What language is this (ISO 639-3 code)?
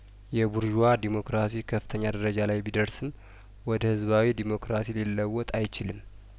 amh